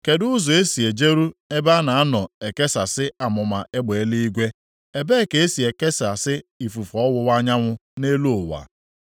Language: Igbo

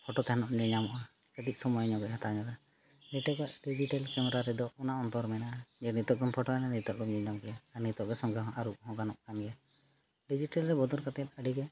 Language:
Santali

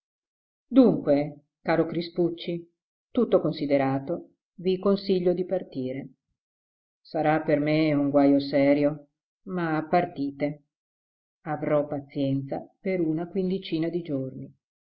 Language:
Italian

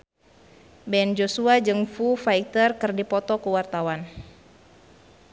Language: Sundanese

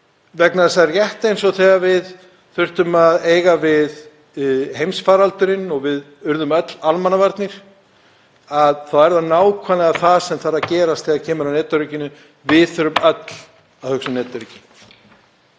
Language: Icelandic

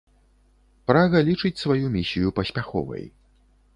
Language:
Belarusian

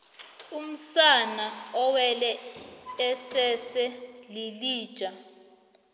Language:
South Ndebele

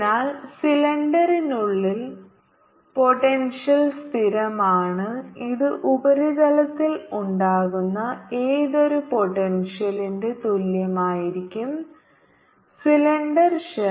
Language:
Malayalam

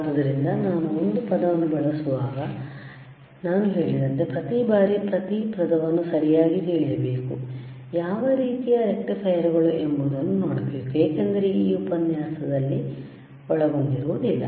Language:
Kannada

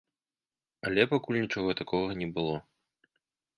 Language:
Belarusian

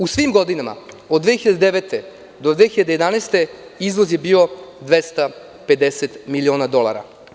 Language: Serbian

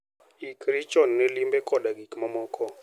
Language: Luo (Kenya and Tanzania)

